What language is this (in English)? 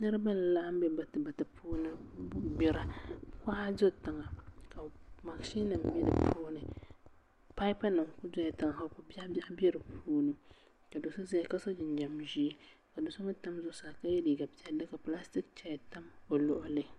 Dagbani